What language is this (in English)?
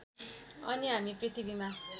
Nepali